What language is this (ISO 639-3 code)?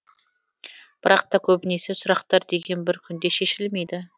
kaz